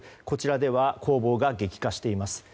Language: Japanese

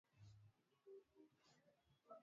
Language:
Swahili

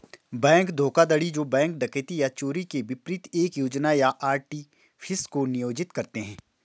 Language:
Hindi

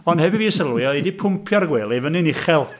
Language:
Welsh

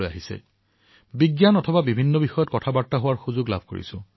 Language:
Assamese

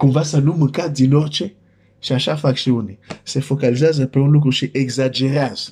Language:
Romanian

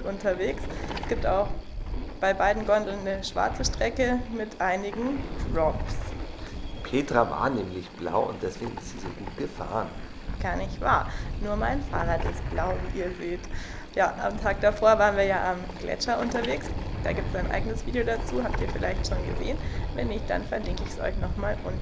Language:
German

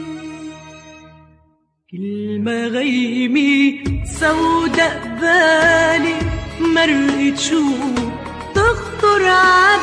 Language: Arabic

